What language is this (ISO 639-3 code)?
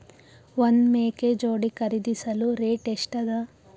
kan